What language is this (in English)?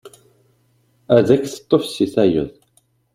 Kabyle